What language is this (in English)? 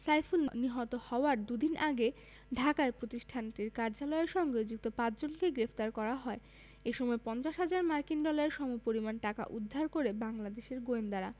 Bangla